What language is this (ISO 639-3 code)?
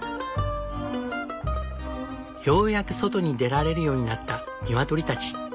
jpn